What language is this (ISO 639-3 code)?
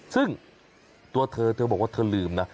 tha